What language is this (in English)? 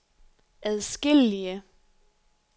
Danish